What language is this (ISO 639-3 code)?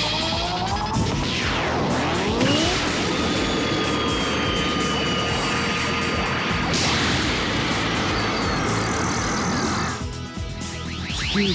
jpn